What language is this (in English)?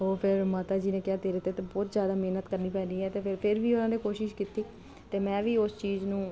Punjabi